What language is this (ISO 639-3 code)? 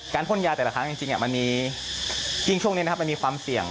tha